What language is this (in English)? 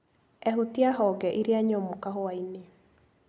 Kikuyu